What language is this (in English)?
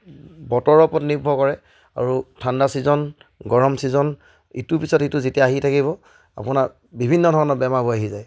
Assamese